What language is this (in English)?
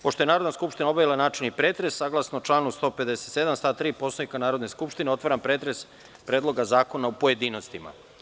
Serbian